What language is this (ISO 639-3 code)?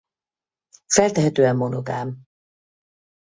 hun